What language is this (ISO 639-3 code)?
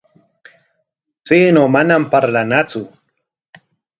qwa